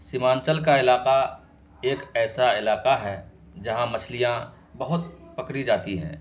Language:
Urdu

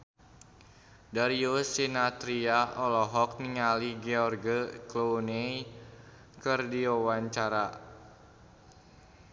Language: Sundanese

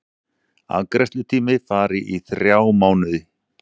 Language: Icelandic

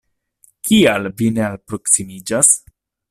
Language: Esperanto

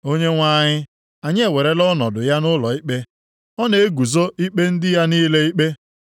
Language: Igbo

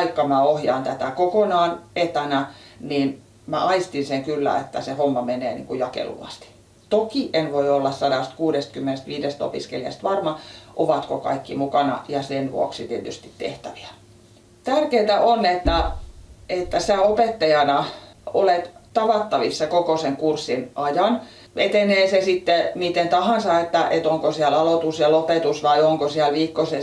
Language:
Finnish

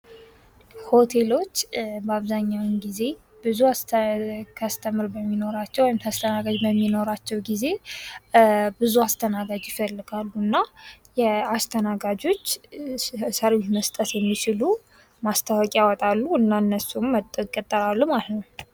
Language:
Amharic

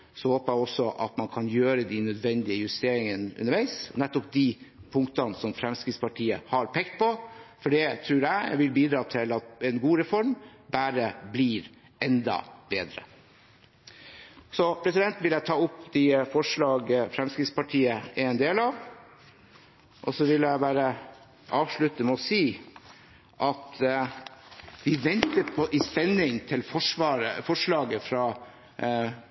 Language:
Norwegian Bokmål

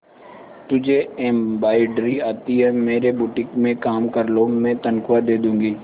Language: Hindi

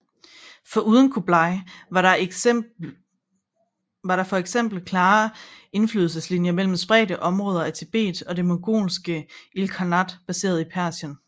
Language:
Danish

